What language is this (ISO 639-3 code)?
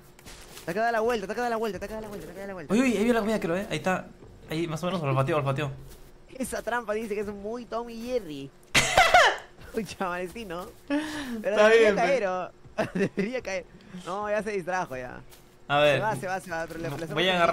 spa